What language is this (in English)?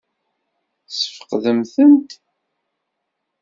Kabyle